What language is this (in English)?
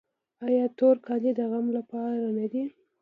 Pashto